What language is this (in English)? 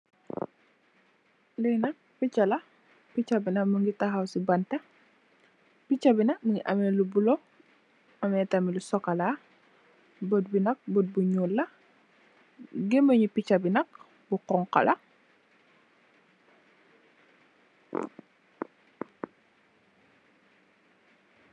Wolof